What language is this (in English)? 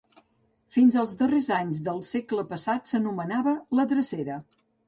Catalan